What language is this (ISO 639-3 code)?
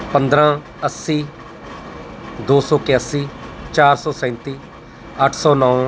pan